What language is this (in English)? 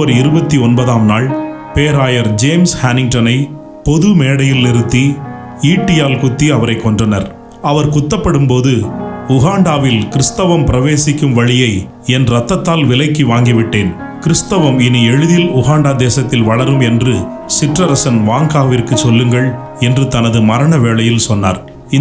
Arabic